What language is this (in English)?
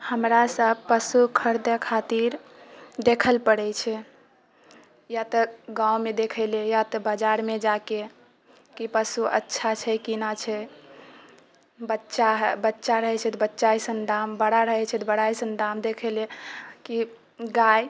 Maithili